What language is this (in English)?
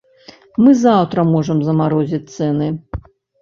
Belarusian